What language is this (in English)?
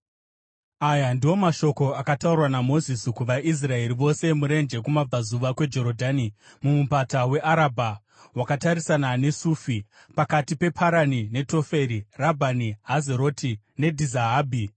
Shona